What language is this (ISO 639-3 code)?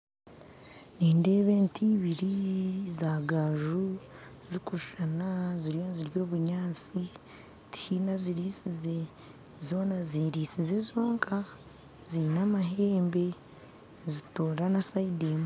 nyn